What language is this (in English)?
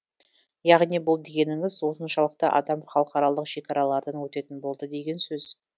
Kazakh